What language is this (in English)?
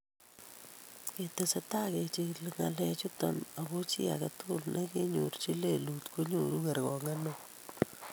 Kalenjin